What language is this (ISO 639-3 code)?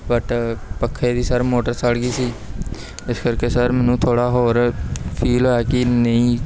pan